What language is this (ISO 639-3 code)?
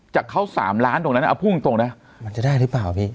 tha